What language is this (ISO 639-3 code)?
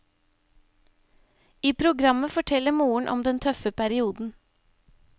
nor